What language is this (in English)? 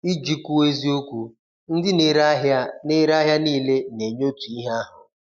Igbo